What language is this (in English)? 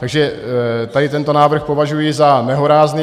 Czech